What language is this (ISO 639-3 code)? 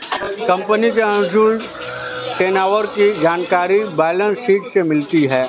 hin